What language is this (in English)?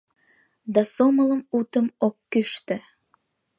Mari